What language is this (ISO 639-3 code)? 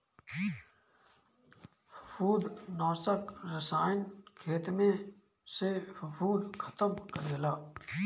bho